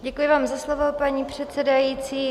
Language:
Czech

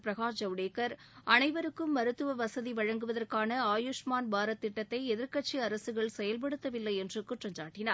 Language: Tamil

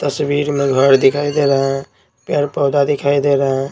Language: Hindi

